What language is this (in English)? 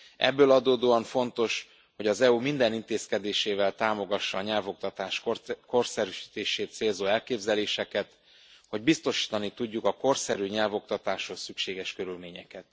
Hungarian